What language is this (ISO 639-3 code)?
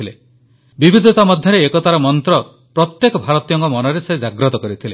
ori